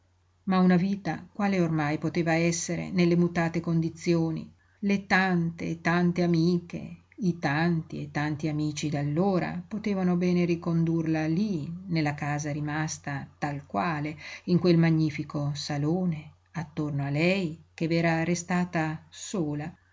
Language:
Italian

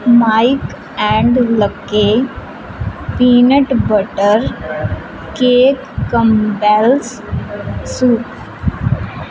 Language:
Punjabi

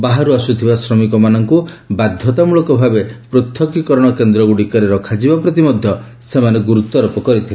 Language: Odia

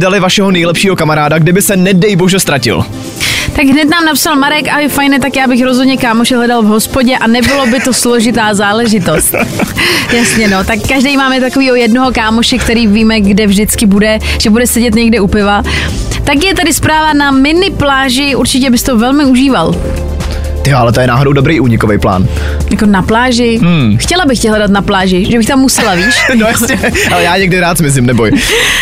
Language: Czech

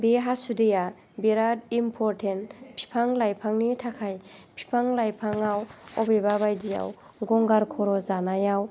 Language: Bodo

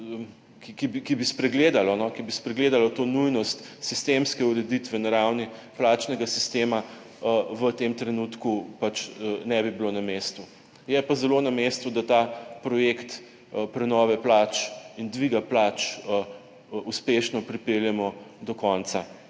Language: Slovenian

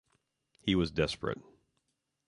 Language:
English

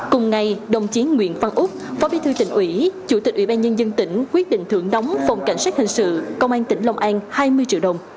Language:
Vietnamese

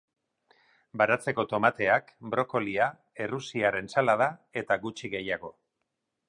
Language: Basque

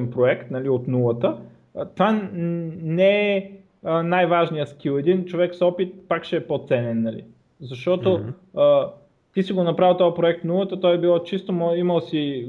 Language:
Bulgarian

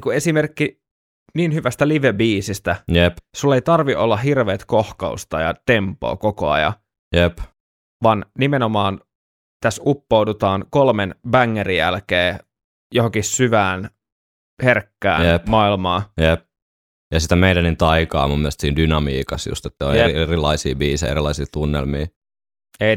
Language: Finnish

